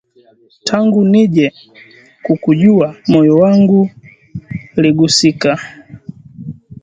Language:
Swahili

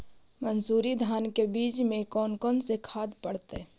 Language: Magahi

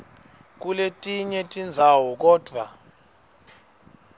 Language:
Swati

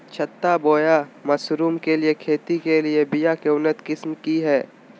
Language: Magahi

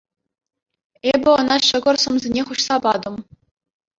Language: Chuvash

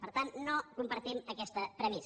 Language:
Catalan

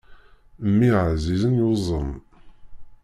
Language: Kabyle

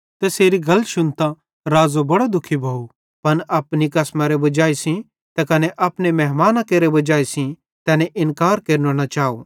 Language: Bhadrawahi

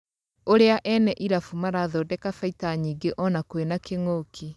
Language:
Kikuyu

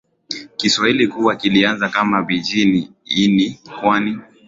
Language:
Swahili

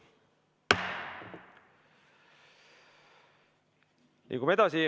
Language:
Estonian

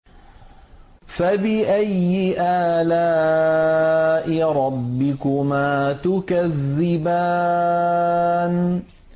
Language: Arabic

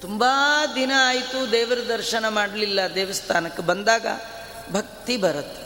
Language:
Kannada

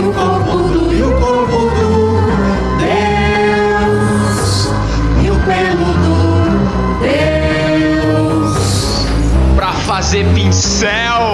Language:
Portuguese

